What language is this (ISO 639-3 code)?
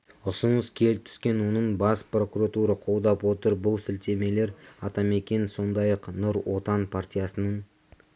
kaz